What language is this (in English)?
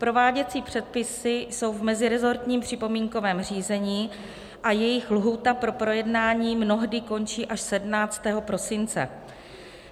Czech